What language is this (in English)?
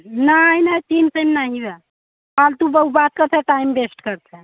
Hindi